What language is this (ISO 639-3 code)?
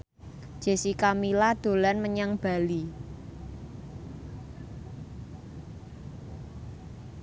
jav